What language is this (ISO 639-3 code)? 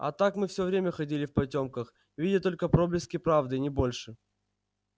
rus